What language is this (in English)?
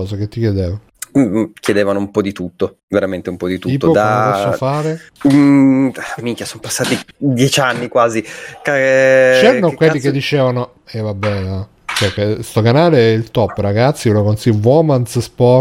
Italian